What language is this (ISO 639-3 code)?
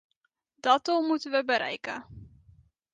nld